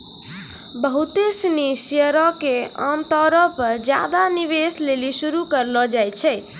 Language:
Maithili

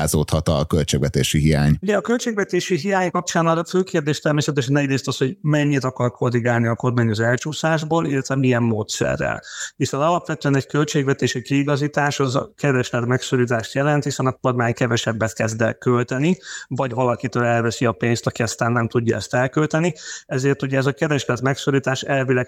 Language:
Hungarian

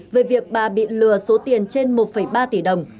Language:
Vietnamese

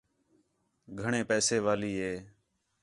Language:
Khetrani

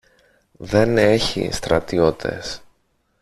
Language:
Greek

